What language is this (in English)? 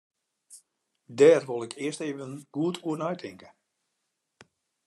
Western Frisian